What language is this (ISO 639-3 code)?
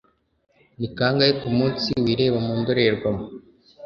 kin